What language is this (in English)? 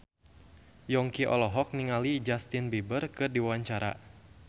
Sundanese